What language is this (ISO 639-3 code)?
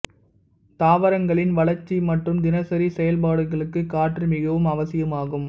tam